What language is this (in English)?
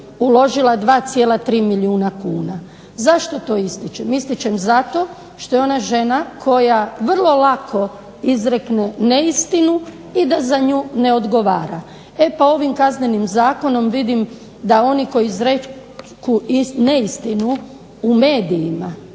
Croatian